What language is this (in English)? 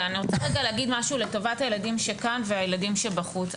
Hebrew